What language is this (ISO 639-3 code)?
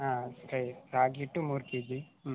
kan